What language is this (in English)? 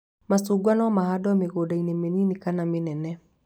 Kikuyu